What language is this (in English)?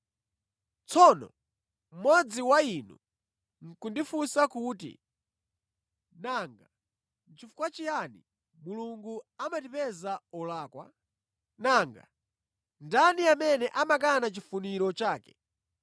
Nyanja